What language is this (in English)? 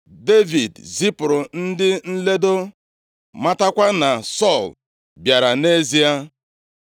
Igbo